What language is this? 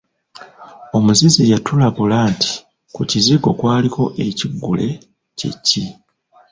Ganda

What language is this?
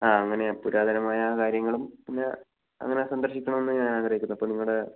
Malayalam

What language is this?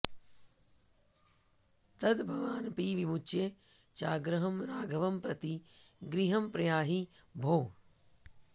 Sanskrit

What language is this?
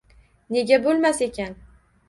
Uzbek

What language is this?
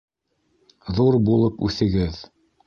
Bashkir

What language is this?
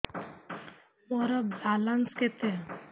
Odia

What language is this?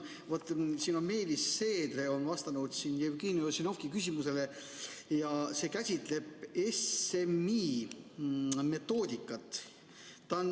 Estonian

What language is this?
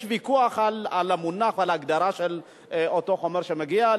Hebrew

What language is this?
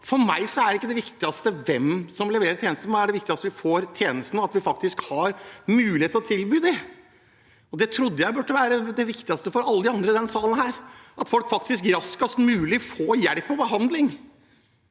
Norwegian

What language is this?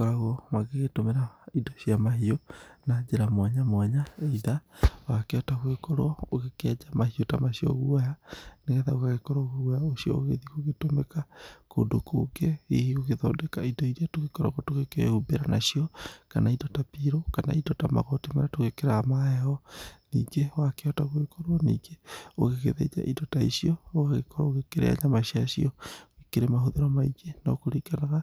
Kikuyu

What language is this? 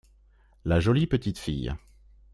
French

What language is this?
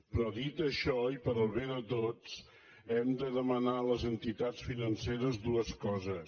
Catalan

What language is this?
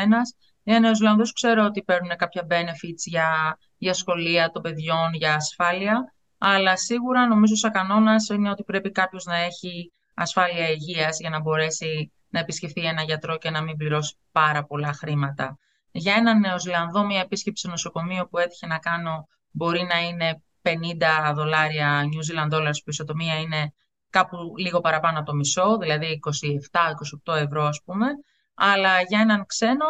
Greek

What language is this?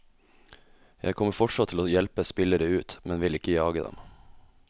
Norwegian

